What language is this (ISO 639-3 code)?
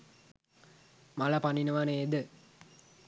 sin